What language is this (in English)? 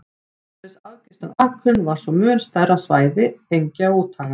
Icelandic